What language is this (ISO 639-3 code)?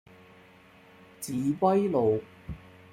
yue